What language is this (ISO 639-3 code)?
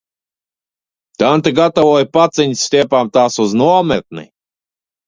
lav